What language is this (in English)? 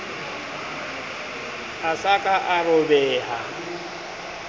Southern Sotho